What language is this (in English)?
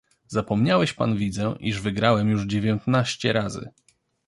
Polish